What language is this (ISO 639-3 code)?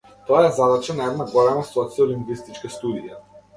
mkd